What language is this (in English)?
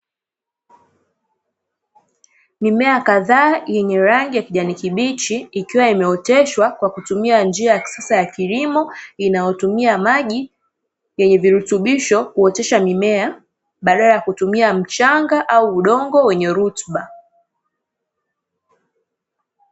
Swahili